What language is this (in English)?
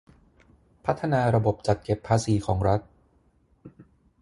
Thai